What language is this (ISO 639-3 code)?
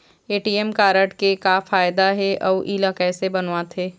hne